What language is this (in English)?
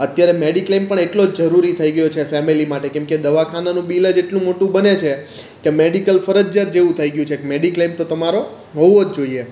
Gujarati